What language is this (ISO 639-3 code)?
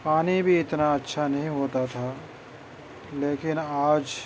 urd